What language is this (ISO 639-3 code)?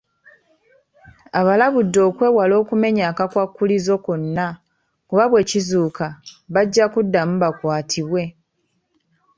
lug